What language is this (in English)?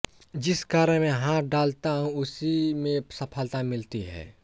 Hindi